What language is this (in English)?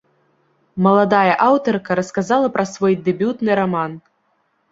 Belarusian